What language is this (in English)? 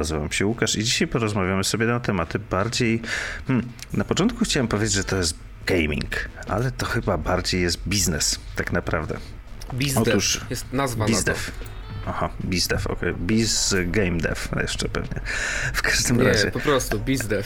Polish